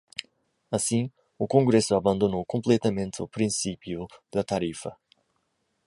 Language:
Portuguese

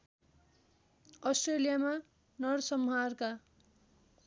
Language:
Nepali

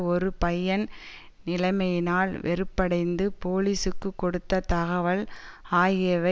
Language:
Tamil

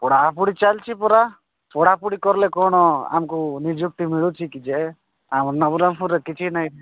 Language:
Odia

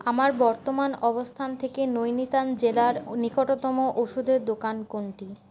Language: Bangla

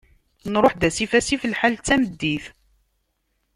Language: Kabyle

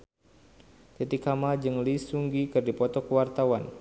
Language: Sundanese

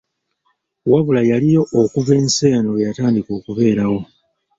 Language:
Ganda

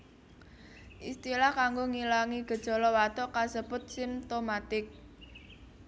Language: Javanese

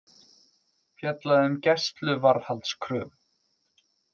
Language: Icelandic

